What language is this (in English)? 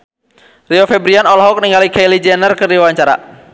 Sundanese